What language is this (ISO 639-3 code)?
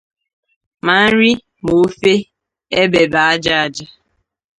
ibo